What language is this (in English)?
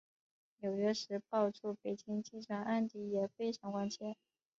Chinese